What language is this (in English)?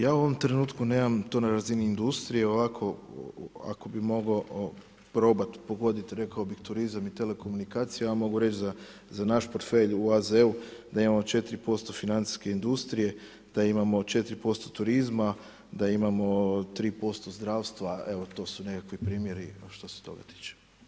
Croatian